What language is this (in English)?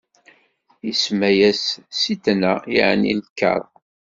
Kabyle